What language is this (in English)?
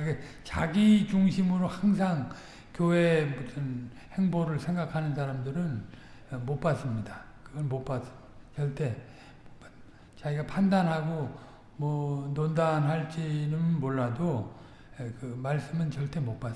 Korean